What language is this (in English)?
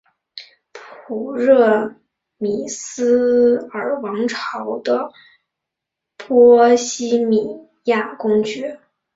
Chinese